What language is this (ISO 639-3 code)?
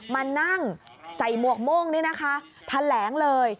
tha